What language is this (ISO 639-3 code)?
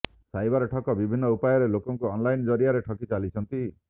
ori